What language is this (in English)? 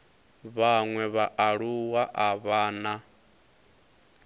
Venda